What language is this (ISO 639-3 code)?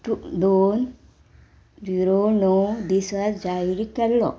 kok